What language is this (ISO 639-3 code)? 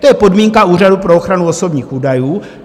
ces